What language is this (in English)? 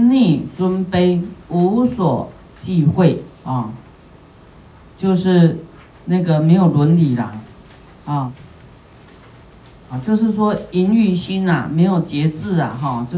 Chinese